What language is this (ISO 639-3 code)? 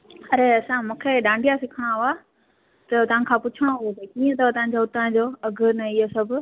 snd